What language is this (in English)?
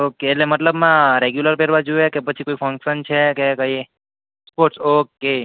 Gujarati